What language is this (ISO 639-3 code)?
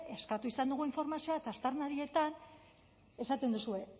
eus